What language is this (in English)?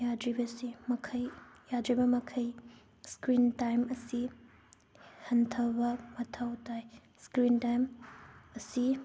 Manipuri